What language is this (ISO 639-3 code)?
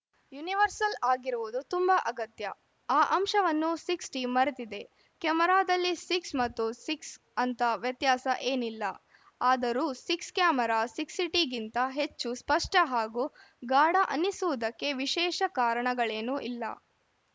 kan